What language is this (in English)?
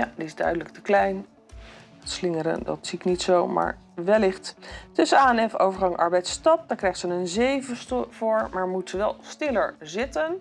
Dutch